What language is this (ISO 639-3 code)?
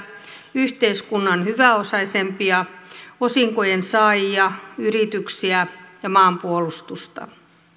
fin